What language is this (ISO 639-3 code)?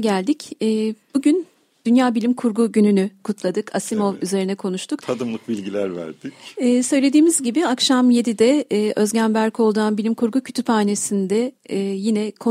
tur